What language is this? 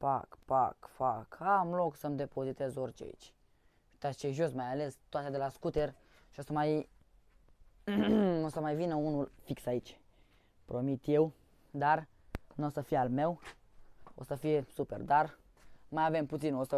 Romanian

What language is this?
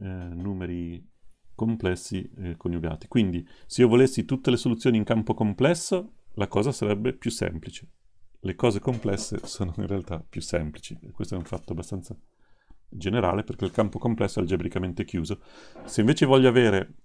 Italian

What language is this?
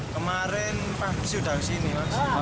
Indonesian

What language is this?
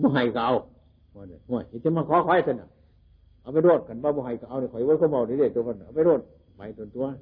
Thai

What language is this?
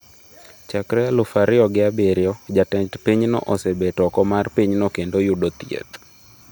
Luo (Kenya and Tanzania)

